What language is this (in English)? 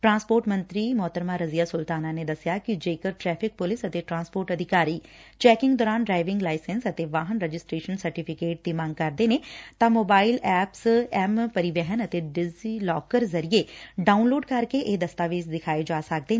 Punjabi